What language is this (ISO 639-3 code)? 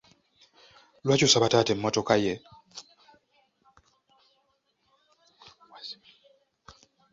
lug